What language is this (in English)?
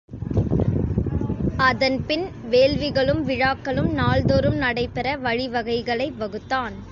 Tamil